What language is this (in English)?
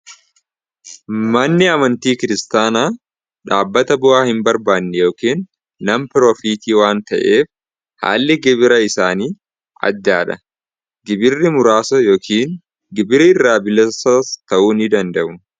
Oromo